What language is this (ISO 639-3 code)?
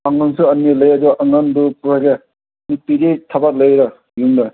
mni